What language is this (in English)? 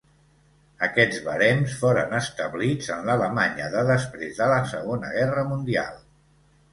Catalan